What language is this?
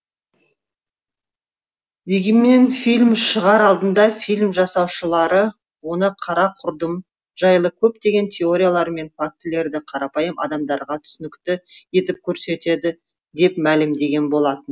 Kazakh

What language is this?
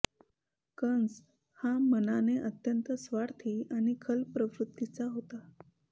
Marathi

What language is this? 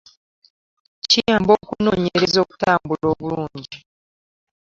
Ganda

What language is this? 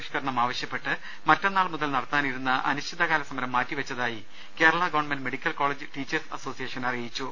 Malayalam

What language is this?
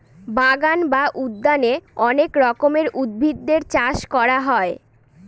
Bangla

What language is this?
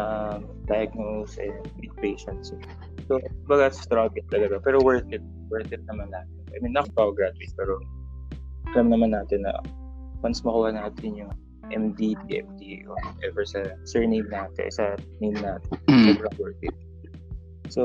Filipino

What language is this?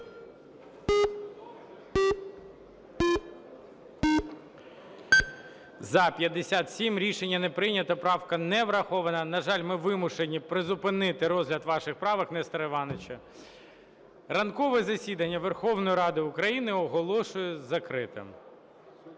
Ukrainian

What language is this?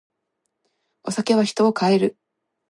Japanese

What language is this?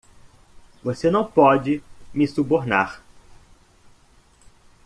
Portuguese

